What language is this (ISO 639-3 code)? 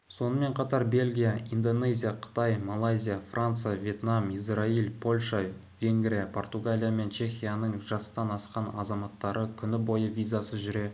kaz